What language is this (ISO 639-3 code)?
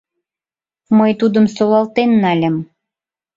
chm